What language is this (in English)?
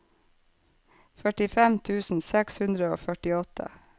Norwegian